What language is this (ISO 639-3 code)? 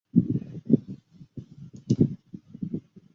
zho